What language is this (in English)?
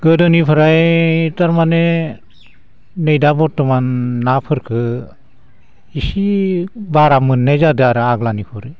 Bodo